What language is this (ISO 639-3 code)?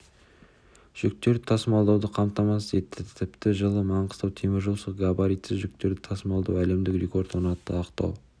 kaz